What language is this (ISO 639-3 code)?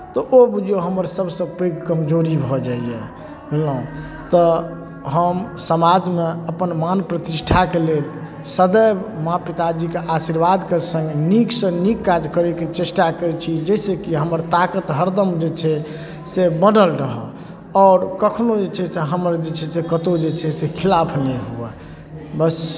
mai